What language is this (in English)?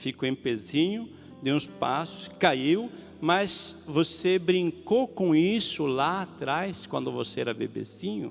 Portuguese